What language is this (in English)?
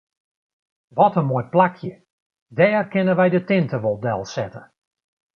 Western Frisian